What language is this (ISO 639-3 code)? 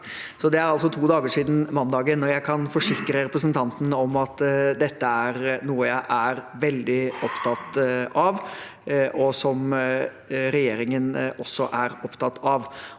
nor